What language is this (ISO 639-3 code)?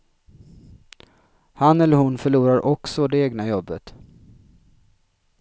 swe